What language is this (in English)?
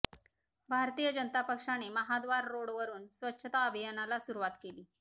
Marathi